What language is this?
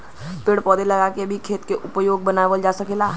Bhojpuri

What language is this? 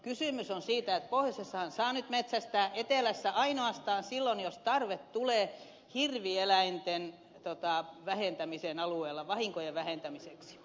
Finnish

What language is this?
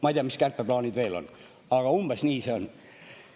Estonian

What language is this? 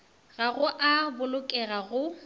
Northern Sotho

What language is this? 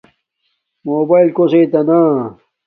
Domaaki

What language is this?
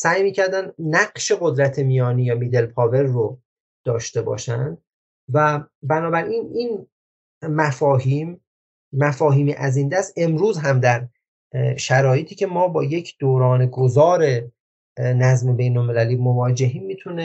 Persian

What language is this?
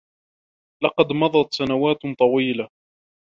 Arabic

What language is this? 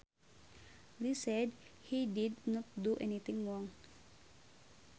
Sundanese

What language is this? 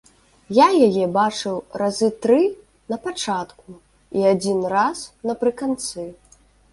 Belarusian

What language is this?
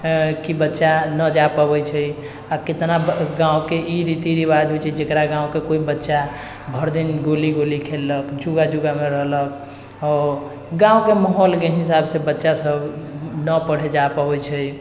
Maithili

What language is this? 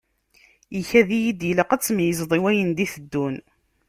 Kabyle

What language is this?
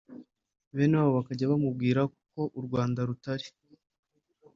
Kinyarwanda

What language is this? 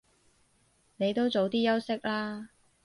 Cantonese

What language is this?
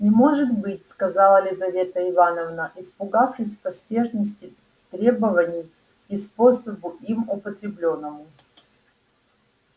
Russian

